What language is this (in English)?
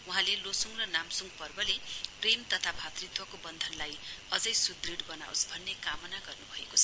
Nepali